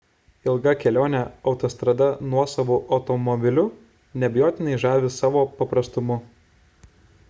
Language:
Lithuanian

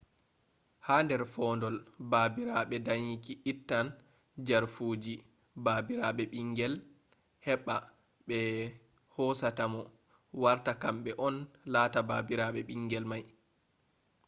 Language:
Fula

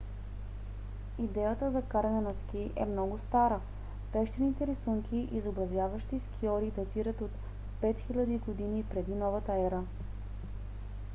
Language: Bulgarian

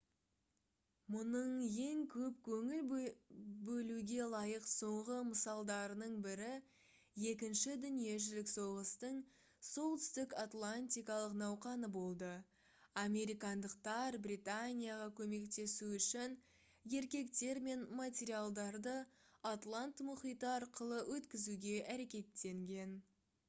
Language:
Kazakh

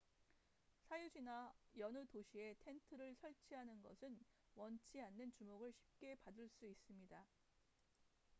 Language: Korean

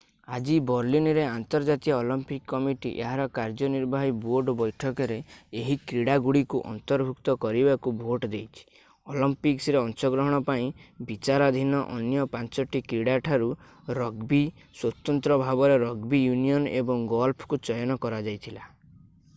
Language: Odia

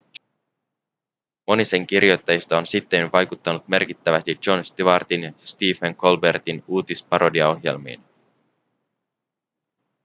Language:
Finnish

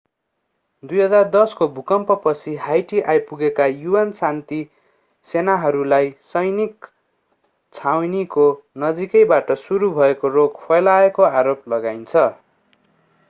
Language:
Nepali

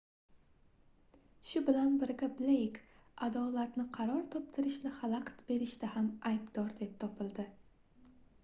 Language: Uzbek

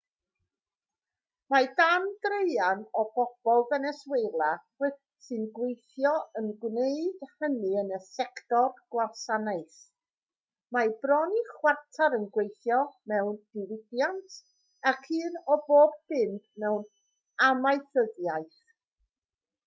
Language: Welsh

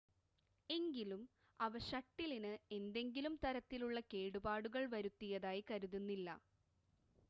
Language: Malayalam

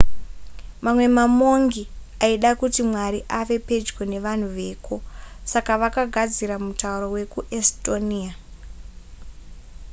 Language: Shona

